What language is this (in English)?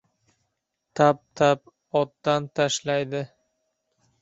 Uzbek